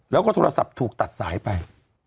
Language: Thai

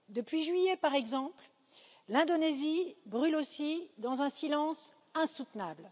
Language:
French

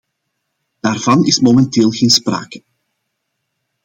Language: Dutch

